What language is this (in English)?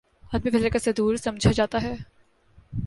Urdu